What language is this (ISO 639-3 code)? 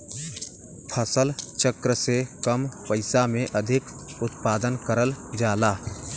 bho